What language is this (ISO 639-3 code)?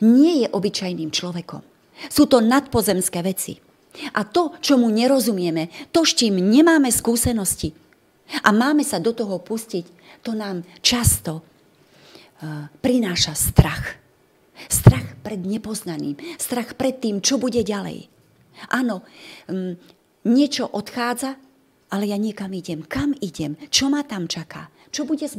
slk